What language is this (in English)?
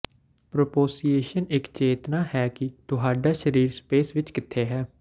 Punjabi